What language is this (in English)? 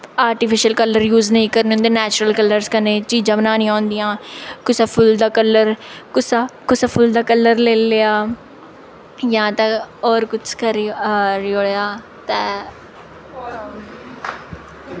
Dogri